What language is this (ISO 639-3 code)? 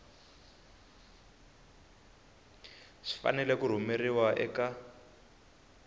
tso